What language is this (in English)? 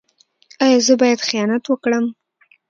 Pashto